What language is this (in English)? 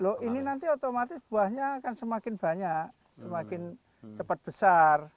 Indonesian